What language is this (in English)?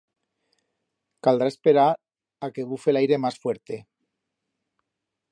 Aragonese